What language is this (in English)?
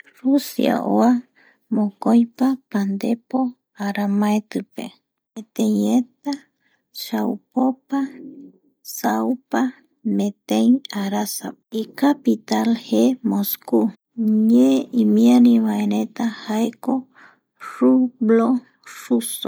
Eastern Bolivian Guaraní